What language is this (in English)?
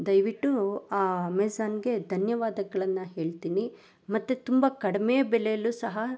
Kannada